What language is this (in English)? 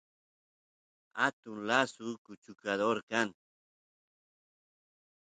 Santiago del Estero Quichua